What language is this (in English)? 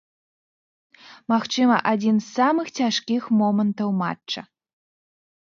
Belarusian